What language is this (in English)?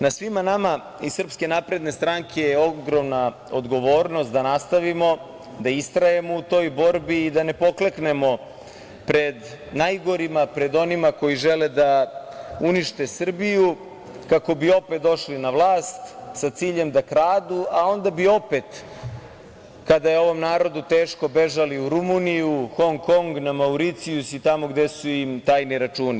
Serbian